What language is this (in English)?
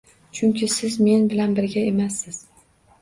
Uzbek